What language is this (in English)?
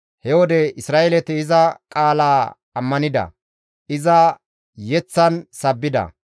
Gamo